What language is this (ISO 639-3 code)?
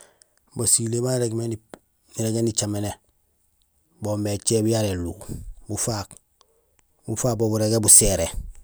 gsl